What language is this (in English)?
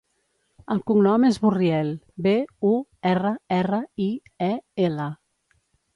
Catalan